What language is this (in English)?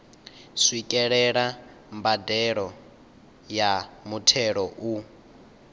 Venda